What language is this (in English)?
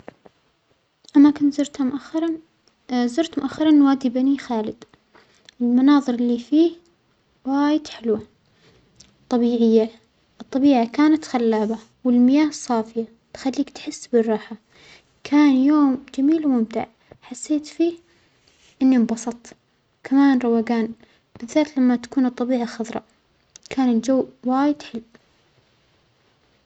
Omani Arabic